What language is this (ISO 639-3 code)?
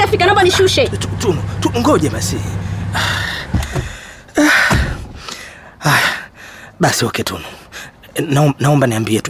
swa